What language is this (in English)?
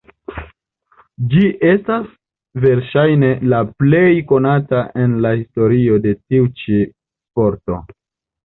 Esperanto